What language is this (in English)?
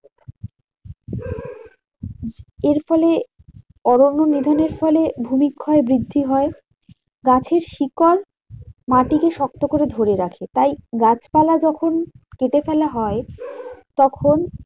Bangla